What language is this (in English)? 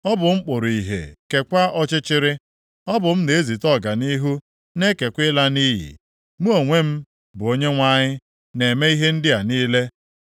Igbo